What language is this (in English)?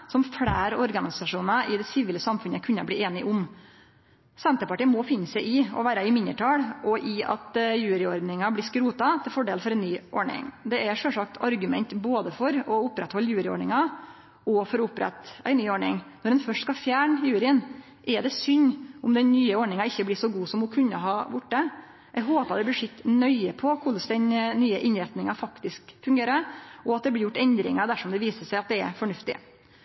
Norwegian Nynorsk